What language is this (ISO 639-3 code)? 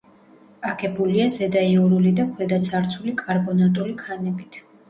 kat